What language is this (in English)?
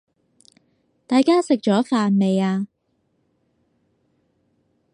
Cantonese